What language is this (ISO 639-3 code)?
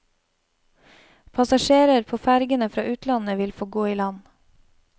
nor